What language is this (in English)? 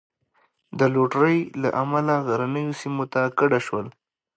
Pashto